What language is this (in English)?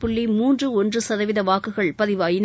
Tamil